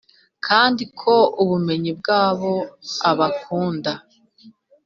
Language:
Kinyarwanda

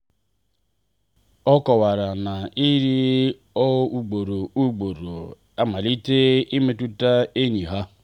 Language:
Igbo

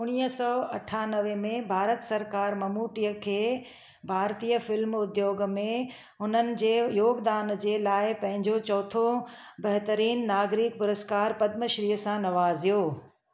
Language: Sindhi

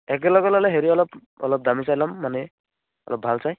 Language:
Assamese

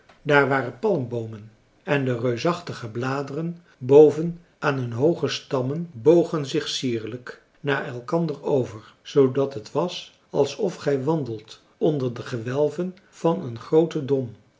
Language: Dutch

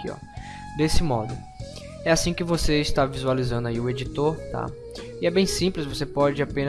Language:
Portuguese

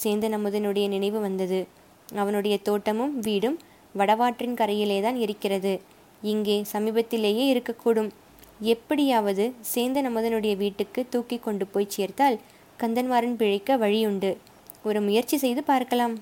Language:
Tamil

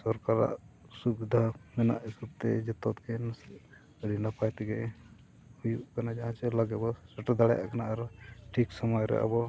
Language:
Santali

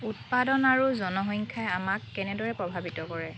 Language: Assamese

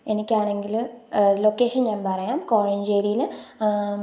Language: Malayalam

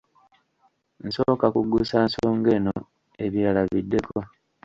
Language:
Ganda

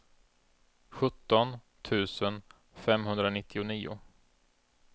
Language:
Swedish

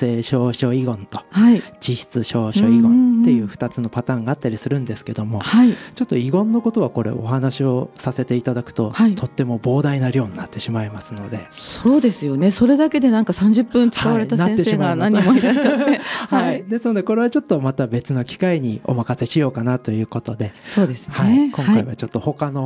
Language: Japanese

